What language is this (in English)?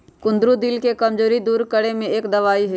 Magahi